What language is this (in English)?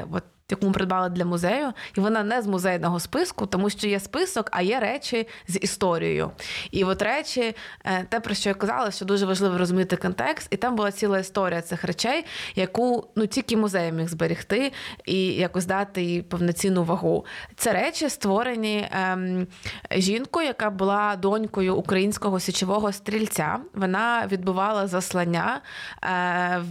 Ukrainian